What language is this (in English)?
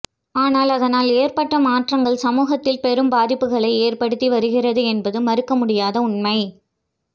Tamil